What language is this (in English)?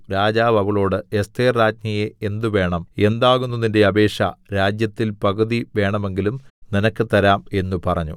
Malayalam